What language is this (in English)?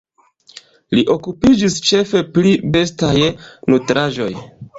Esperanto